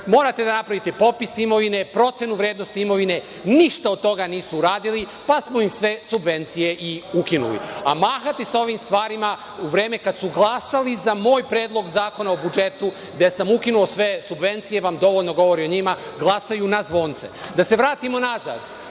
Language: Serbian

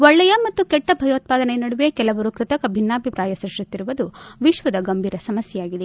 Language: Kannada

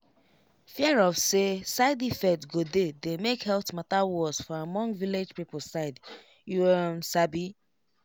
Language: Nigerian Pidgin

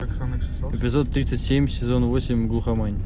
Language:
Russian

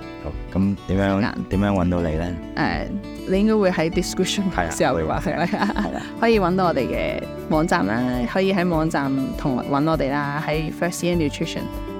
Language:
Chinese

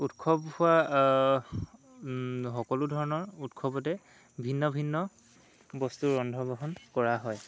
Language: Assamese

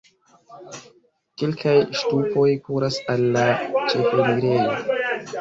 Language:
Esperanto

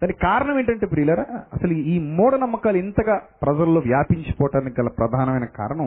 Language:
Telugu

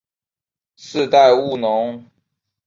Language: Chinese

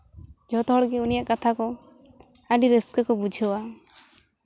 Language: Santali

